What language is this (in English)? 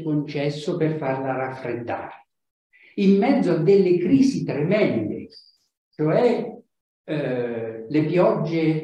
Italian